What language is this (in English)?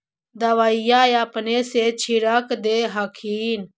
Magahi